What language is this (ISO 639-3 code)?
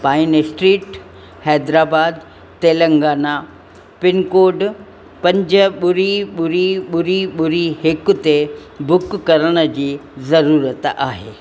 snd